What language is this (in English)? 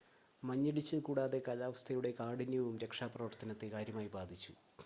Malayalam